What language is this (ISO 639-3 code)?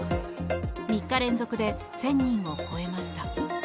jpn